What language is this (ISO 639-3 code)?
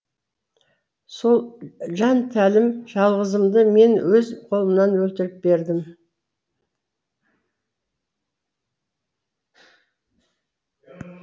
kaz